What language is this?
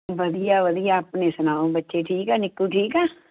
Punjabi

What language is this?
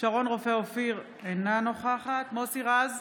Hebrew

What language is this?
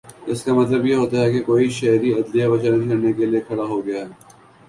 Urdu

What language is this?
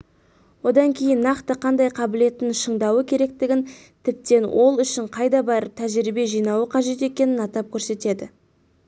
Kazakh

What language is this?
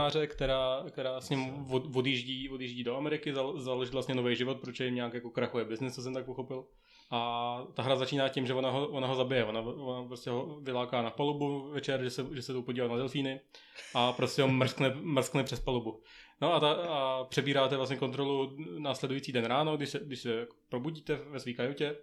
Czech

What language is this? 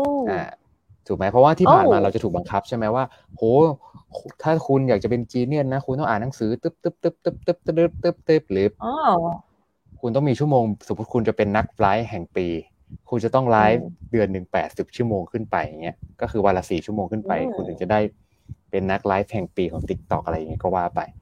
Thai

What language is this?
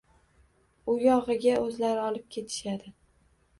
Uzbek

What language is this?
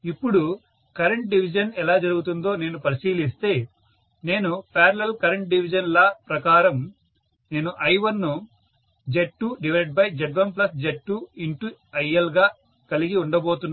Telugu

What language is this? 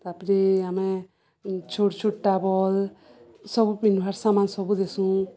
Odia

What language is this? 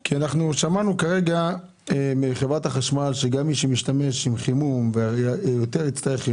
Hebrew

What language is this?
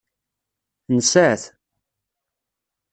Kabyle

